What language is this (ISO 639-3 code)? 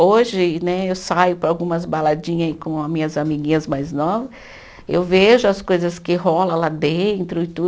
por